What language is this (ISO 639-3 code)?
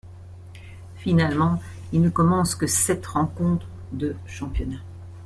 fra